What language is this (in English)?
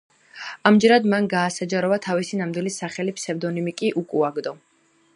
Georgian